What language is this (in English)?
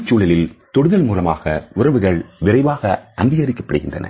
Tamil